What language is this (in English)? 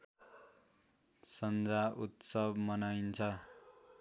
Nepali